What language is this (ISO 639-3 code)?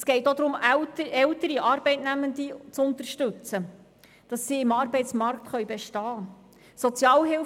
gsw